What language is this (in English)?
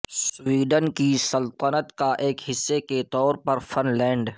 Urdu